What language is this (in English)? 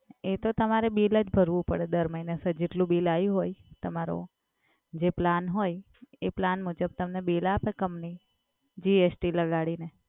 Gujarati